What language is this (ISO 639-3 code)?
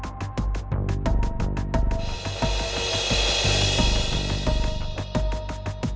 ind